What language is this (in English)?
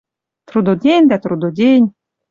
Western Mari